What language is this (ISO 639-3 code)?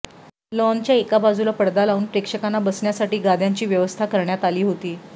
mar